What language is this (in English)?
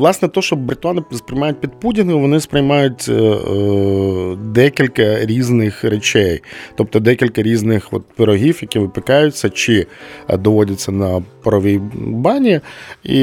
Ukrainian